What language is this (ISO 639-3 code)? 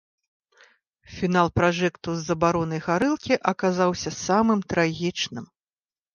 bel